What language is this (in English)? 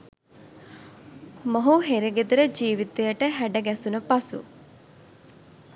Sinhala